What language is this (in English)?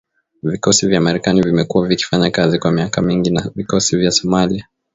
Swahili